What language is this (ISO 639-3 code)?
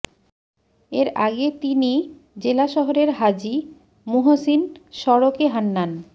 ben